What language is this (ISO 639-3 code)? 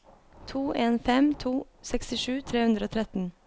nor